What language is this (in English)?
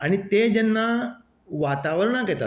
Konkani